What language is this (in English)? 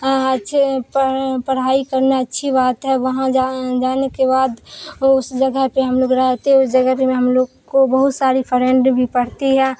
Urdu